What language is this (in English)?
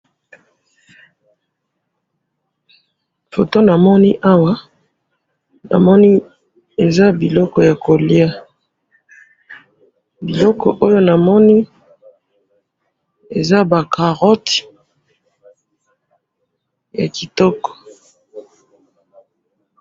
Lingala